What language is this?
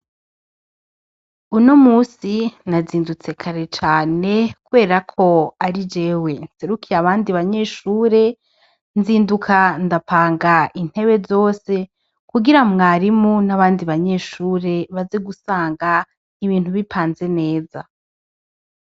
Rundi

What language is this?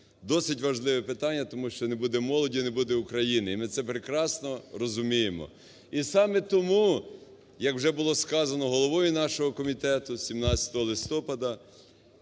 Ukrainian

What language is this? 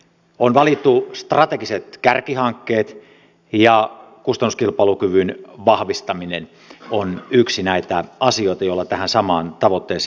Finnish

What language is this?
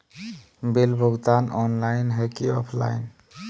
Magahi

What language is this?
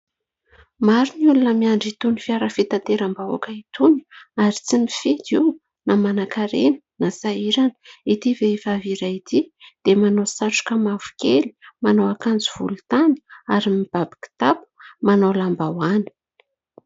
Malagasy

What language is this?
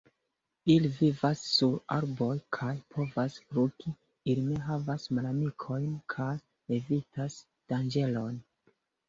Esperanto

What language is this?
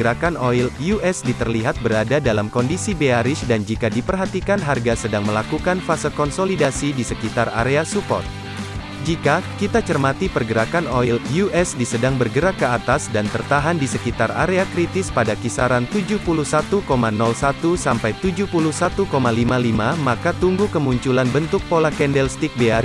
Indonesian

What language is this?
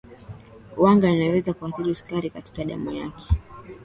Swahili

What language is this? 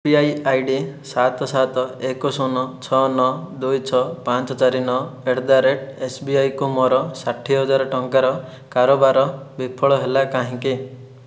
Odia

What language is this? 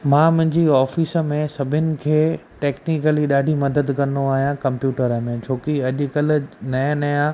Sindhi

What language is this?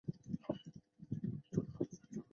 Chinese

